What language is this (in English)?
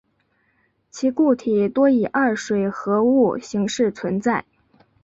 Chinese